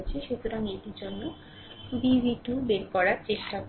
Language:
Bangla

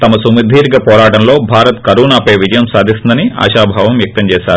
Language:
Telugu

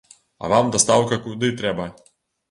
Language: Belarusian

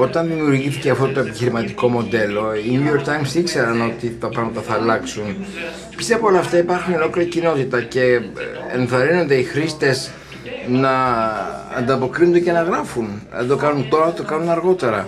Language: Greek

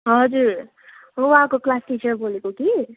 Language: Nepali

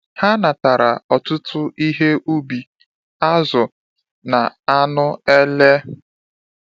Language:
Igbo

